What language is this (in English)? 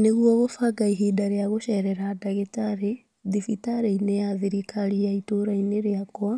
Kikuyu